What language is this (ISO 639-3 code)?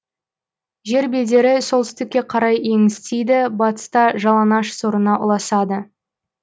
kaz